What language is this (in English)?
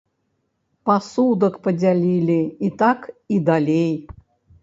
Belarusian